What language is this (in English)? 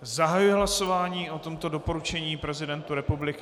Czech